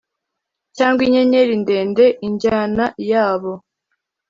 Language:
Kinyarwanda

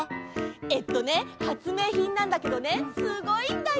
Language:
Japanese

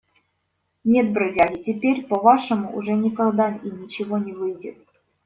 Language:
Russian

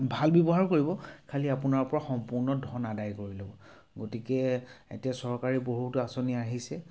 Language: Assamese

